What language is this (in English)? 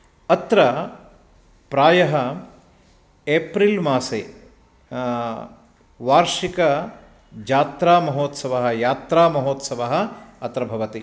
Sanskrit